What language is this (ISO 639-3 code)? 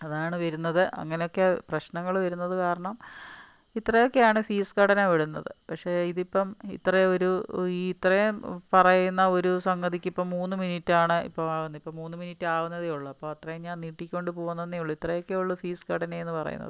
mal